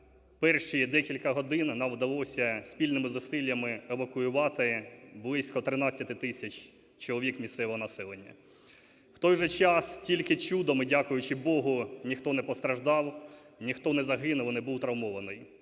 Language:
Ukrainian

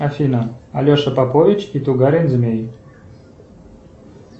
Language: Russian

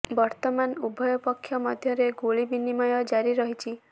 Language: Odia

